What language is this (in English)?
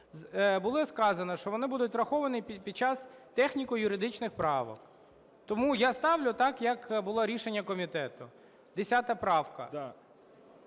Ukrainian